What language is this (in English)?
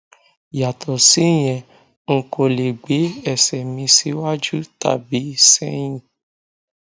Yoruba